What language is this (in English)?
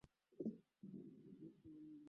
Swahili